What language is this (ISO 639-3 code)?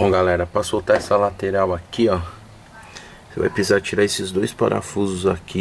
por